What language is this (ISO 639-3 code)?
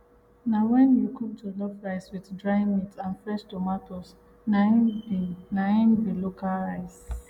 pcm